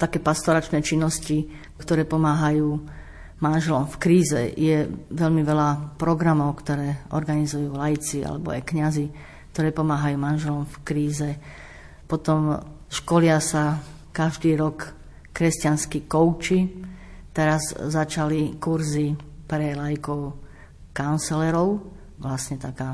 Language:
Slovak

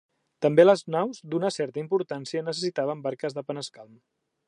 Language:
Catalan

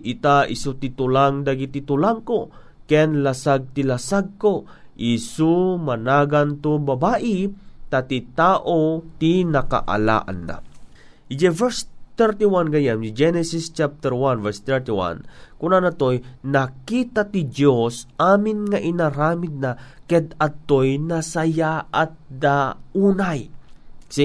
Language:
Filipino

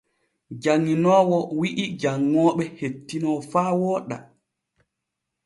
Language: Borgu Fulfulde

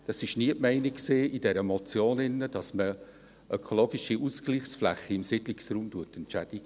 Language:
Swiss German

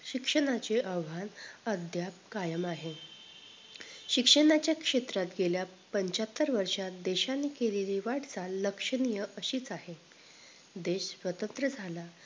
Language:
Marathi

